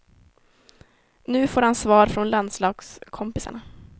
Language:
Swedish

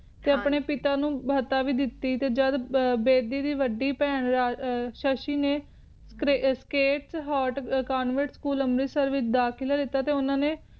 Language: Punjabi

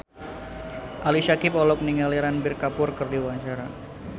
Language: Sundanese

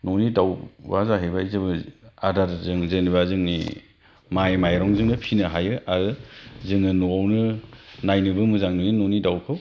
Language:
Bodo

